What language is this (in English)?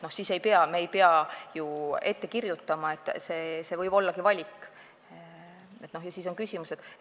Estonian